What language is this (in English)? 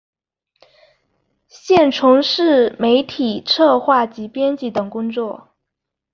Chinese